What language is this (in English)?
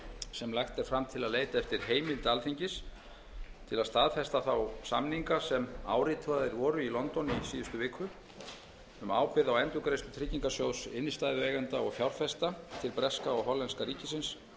Icelandic